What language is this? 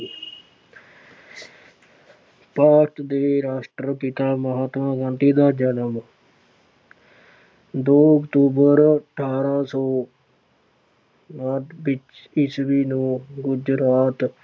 Punjabi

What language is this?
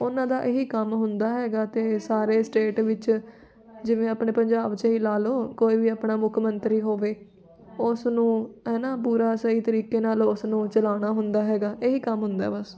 Punjabi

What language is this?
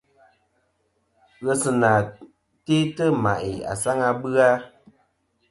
Kom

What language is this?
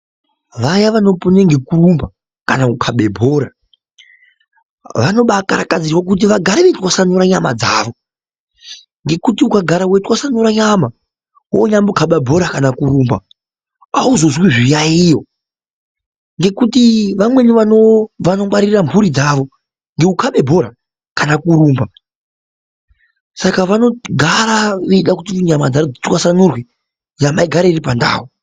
Ndau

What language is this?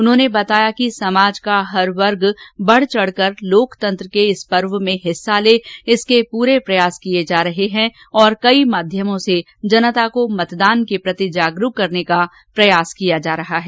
Hindi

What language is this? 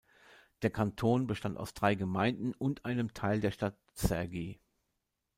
German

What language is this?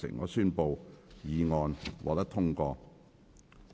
Cantonese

